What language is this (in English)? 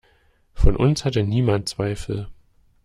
German